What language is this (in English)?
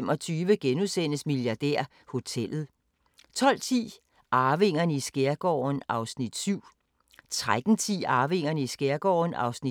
Danish